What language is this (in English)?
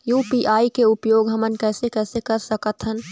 Chhattisgarhi